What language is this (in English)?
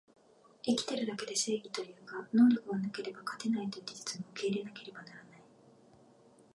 Japanese